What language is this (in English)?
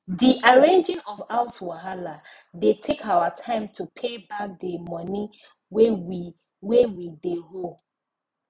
Nigerian Pidgin